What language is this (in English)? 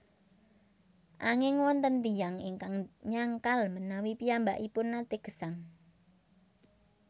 Javanese